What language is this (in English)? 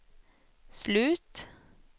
Swedish